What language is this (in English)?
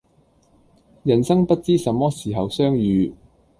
Cantonese